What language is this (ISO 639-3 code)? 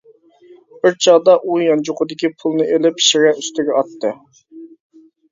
uig